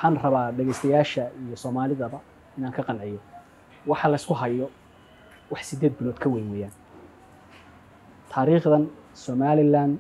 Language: Arabic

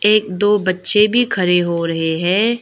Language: Hindi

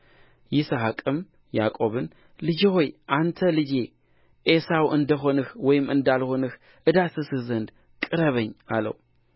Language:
Amharic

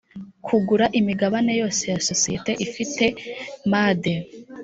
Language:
Kinyarwanda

